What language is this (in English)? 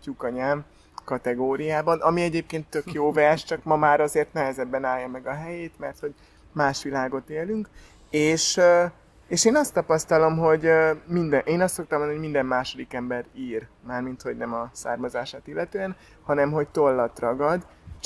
Hungarian